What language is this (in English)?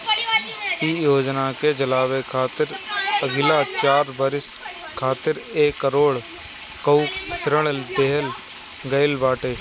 Bhojpuri